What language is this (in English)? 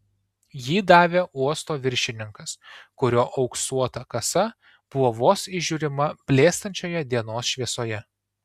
Lithuanian